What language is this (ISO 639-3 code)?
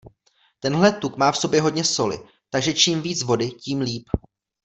ces